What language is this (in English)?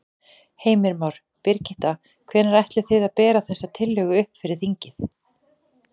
Icelandic